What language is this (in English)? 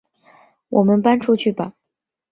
Chinese